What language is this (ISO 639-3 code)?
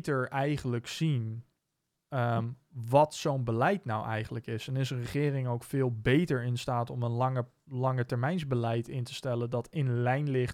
nld